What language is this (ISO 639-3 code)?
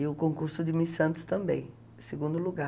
por